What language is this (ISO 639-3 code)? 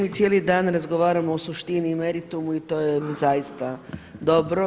hrv